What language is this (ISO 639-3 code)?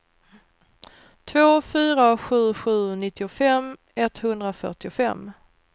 swe